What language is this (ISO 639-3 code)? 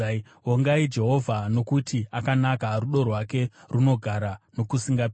sna